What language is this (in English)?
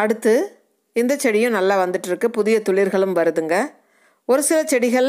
Tamil